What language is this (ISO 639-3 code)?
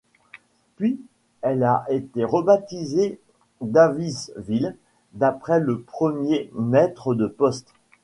fra